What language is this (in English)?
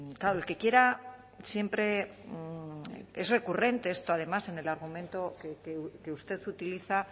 Spanish